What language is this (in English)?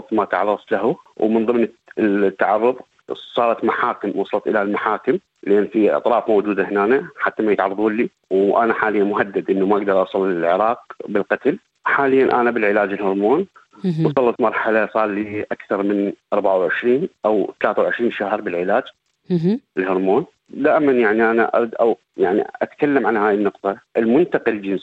Arabic